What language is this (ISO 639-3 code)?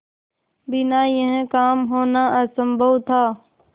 hin